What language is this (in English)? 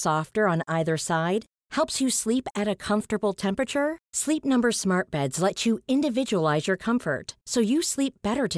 Swedish